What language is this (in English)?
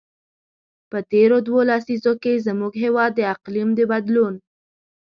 Pashto